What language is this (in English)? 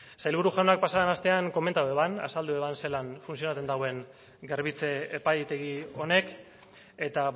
Basque